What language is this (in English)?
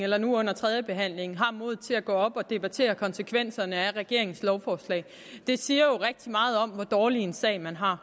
Danish